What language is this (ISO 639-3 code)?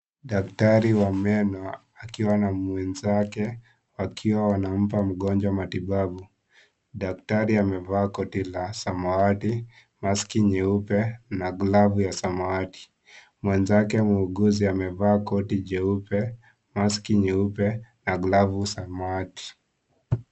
swa